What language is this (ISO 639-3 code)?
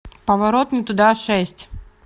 rus